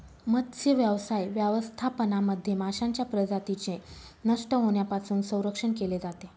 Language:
Marathi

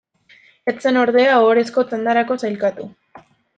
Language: Basque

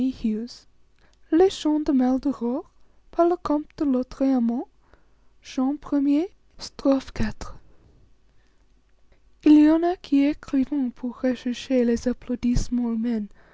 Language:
French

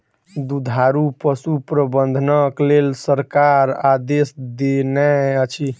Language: Maithili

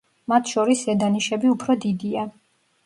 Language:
Georgian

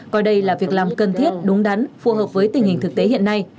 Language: Vietnamese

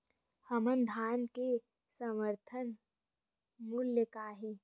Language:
Chhattisgarhi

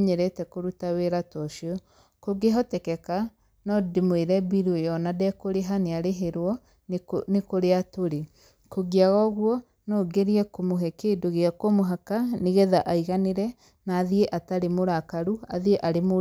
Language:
Kikuyu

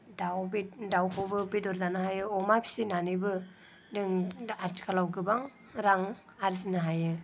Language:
Bodo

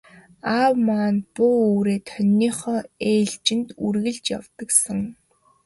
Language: Mongolian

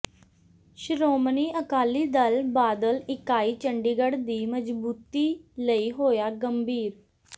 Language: Punjabi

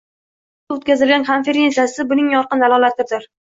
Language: Uzbek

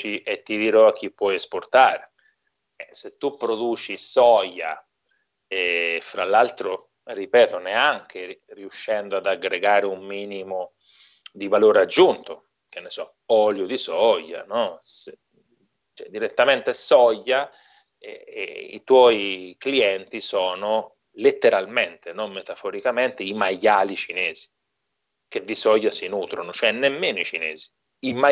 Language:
Italian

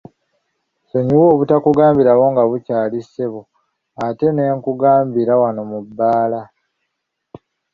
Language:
Ganda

